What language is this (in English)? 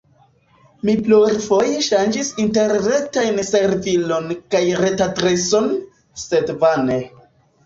Esperanto